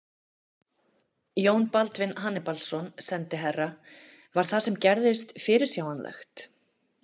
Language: Icelandic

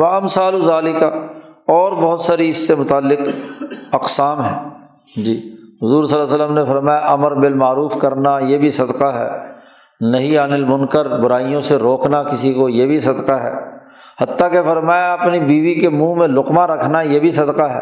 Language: Urdu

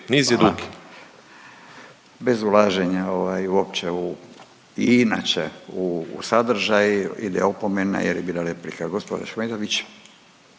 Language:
Croatian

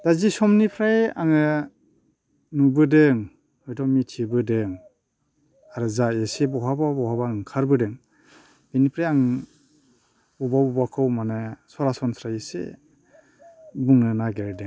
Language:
Bodo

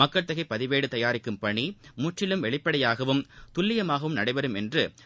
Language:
Tamil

